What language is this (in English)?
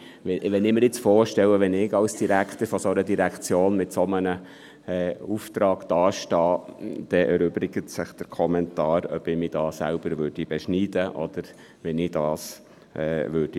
Swiss German